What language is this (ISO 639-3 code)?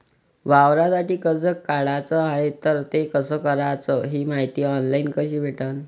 mar